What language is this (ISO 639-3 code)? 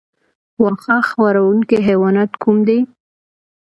pus